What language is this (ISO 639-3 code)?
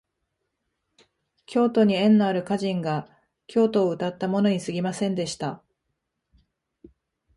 jpn